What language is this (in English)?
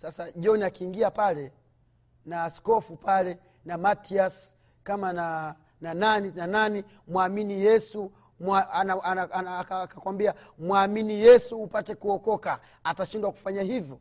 Swahili